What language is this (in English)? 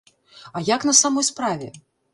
Belarusian